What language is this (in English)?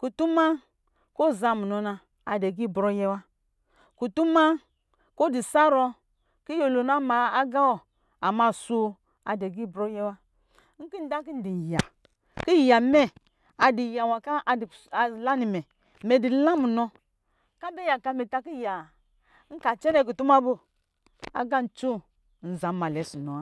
Lijili